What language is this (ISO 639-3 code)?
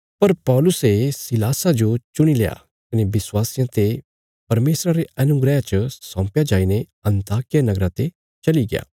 kfs